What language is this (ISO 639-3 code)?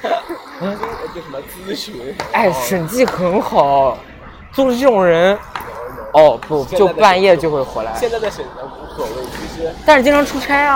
zho